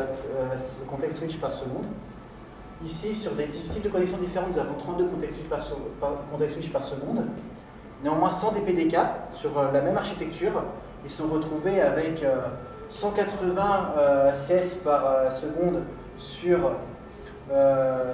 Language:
French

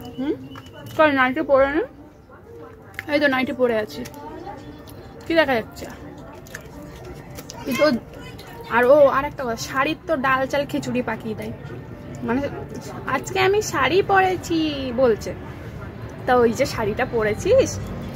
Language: Hindi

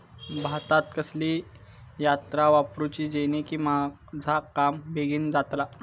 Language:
Marathi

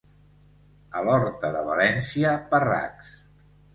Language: Catalan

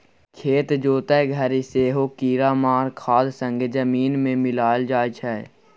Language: Maithili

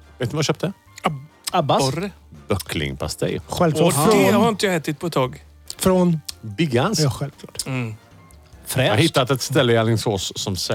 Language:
Swedish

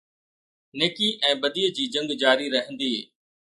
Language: Sindhi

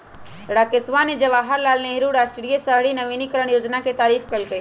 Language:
Magahi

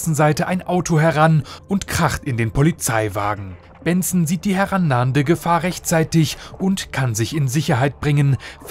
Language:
German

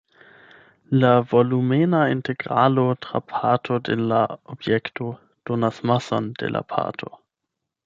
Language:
Esperanto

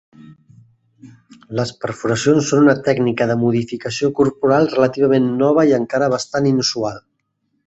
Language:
Catalan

